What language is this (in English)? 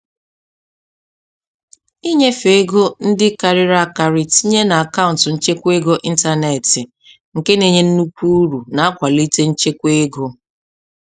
Igbo